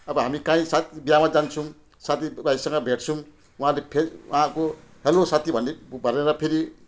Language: Nepali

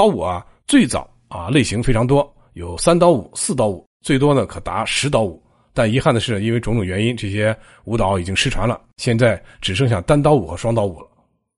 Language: Chinese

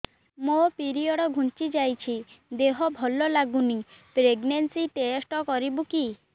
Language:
Odia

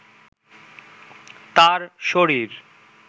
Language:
Bangla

